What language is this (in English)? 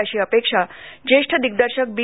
Marathi